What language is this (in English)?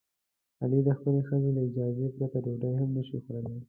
Pashto